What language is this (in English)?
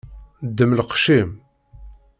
Kabyle